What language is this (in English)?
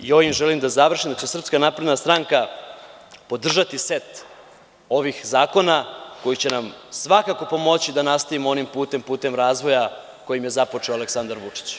Serbian